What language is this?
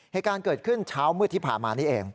Thai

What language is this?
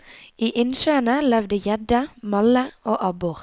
Norwegian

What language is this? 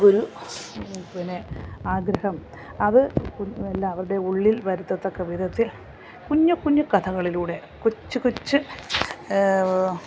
Malayalam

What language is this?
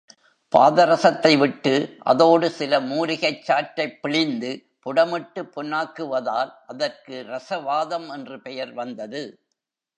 Tamil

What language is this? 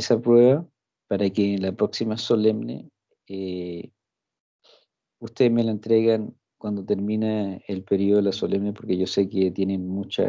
Spanish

